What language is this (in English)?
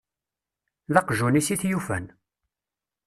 Kabyle